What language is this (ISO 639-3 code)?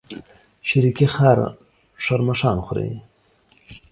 pus